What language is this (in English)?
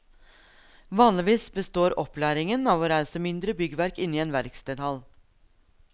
Norwegian